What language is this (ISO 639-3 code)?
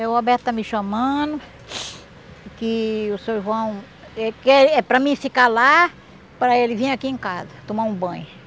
por